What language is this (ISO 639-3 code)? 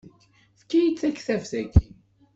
kab